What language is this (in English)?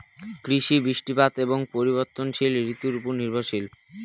Bangla